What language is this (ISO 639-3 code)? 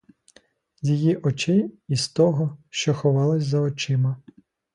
ukr